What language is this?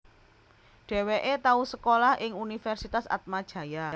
Javanese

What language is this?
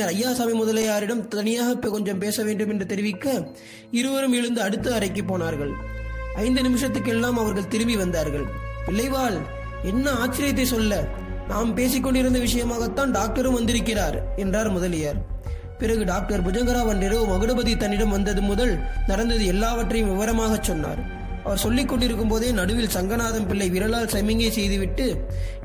Tamil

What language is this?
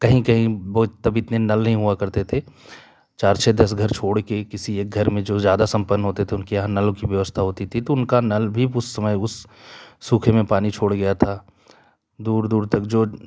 Hindi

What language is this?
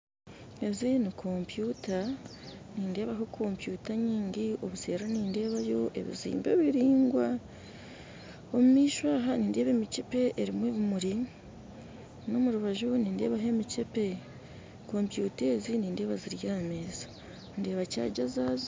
Nyankole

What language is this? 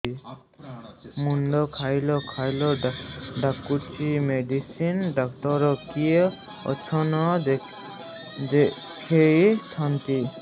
Odia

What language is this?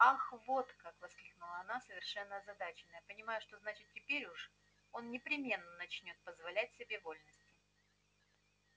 Russian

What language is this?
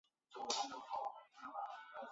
Chinese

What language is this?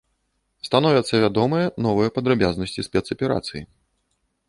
Belarusian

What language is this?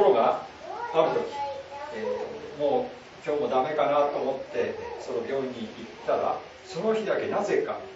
Japanese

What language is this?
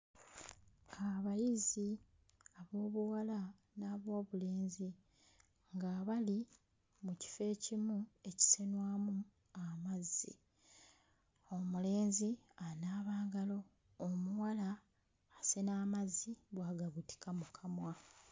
Ganda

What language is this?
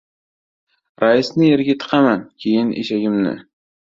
Uzbek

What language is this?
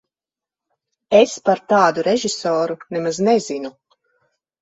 Latvian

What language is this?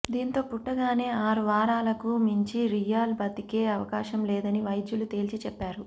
Telugu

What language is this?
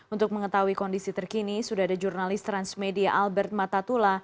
Indonesian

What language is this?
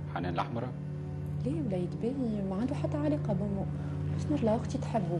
Arabic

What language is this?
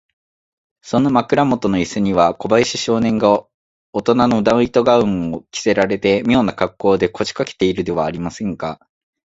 Japanese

